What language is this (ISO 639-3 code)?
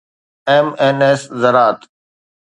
snd